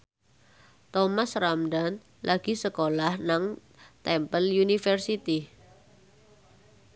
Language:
Javanese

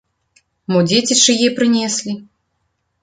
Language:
Belarusian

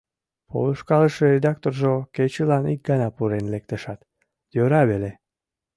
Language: Mari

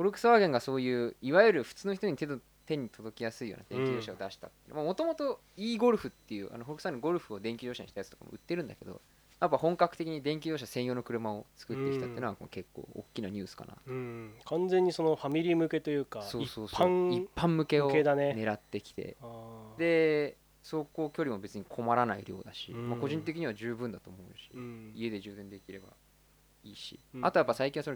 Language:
Japanese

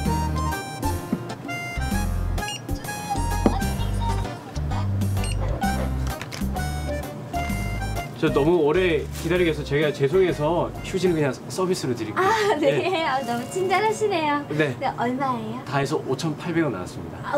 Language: Korean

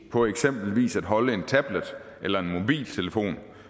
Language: Danish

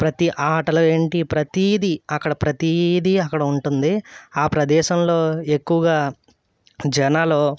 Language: Telugu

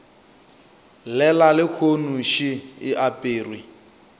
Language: Northern Sotho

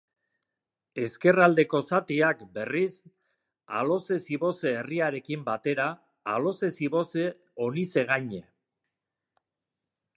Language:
Basque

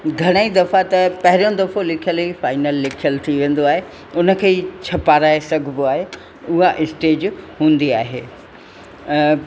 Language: Sindhi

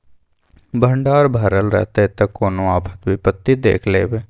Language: Maithili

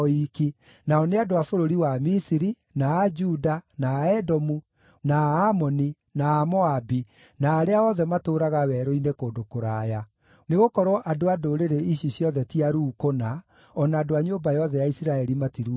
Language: Kikuyu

